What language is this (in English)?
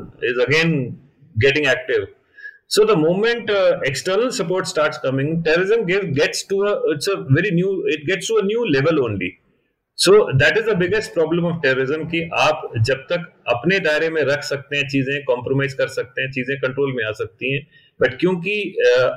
Hindi